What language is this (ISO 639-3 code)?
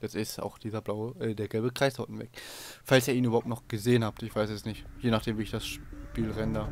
deu